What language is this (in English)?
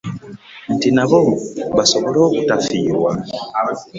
Ganda